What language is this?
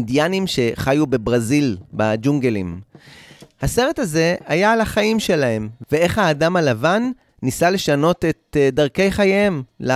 Hebrew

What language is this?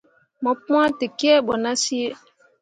Mundang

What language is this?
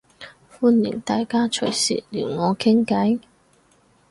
Cantonese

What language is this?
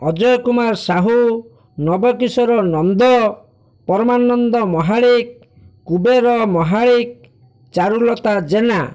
Odia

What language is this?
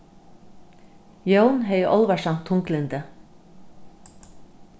Faroese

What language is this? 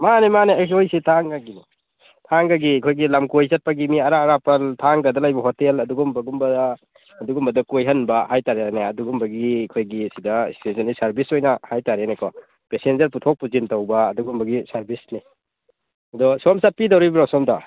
Manipuri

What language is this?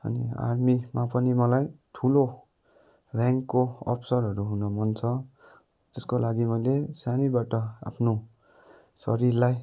Nepali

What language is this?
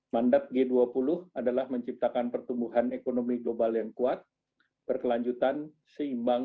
Indonesian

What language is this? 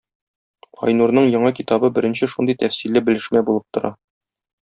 Tatar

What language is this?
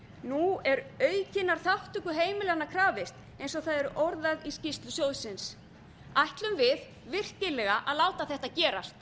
Icelandic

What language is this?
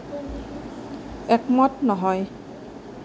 Assamese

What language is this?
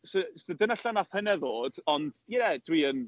Welsh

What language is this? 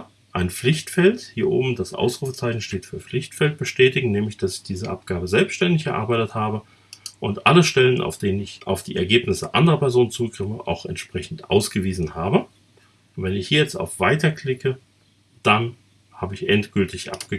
German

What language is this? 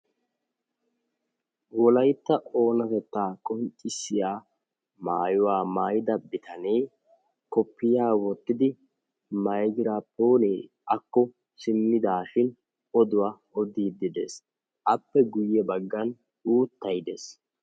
Wolaytta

